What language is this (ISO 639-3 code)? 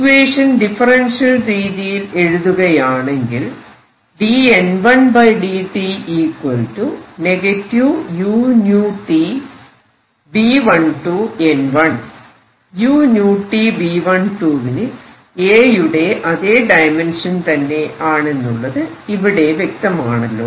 mal